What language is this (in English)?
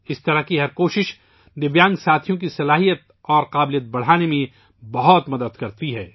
Urdu